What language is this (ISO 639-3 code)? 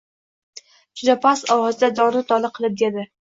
uzb